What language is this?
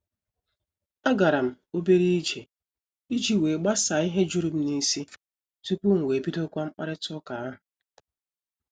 Igbo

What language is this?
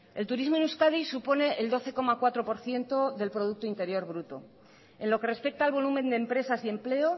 Spanish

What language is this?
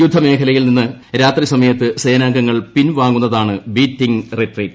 Malayalam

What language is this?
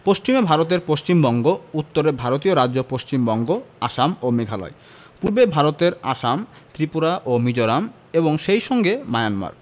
Bangla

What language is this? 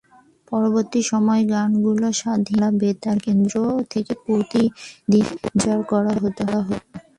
Bangla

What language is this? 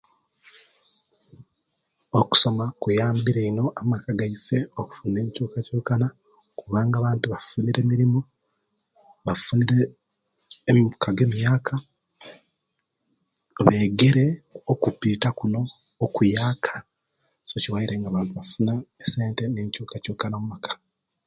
Kenyi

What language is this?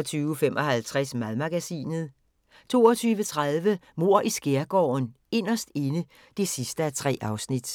Danish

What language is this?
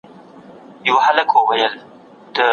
Pashto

